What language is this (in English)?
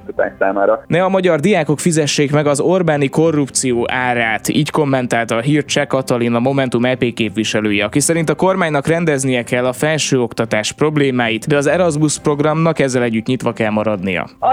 Hungarian